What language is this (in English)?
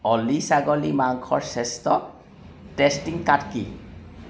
Assamese